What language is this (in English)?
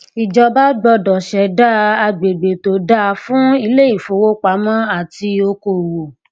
Yoruba